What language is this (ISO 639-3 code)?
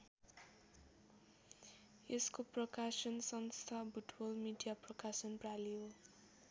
nep